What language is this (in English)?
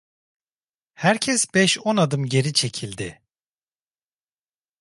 Turkish